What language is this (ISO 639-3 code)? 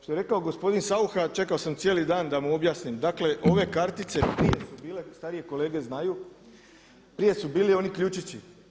hrv